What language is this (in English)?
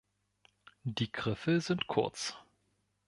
German